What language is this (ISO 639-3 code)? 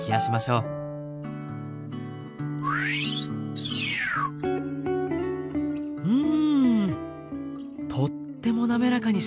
jpn